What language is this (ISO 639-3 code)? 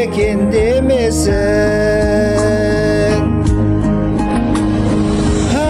tur